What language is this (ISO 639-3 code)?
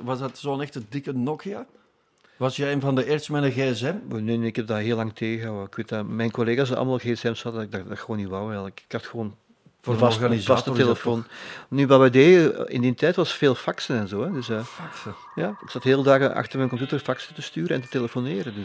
nld